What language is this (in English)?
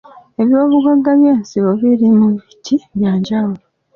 Ganda